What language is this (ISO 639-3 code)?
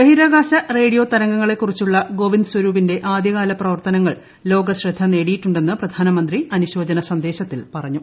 mal